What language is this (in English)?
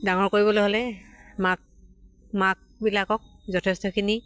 Assamese